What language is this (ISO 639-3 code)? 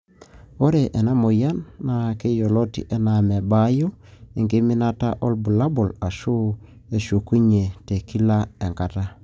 mas